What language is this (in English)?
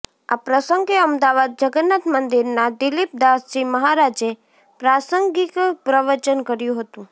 Gujarati